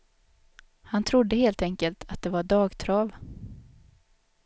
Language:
Swedish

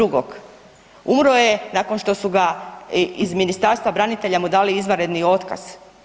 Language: Croatian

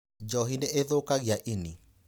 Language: Kikuyu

